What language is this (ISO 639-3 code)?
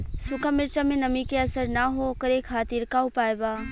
bho